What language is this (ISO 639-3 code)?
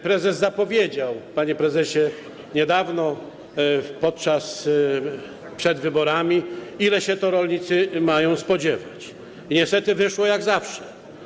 pol